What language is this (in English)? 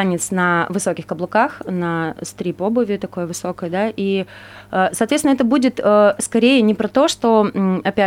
Russian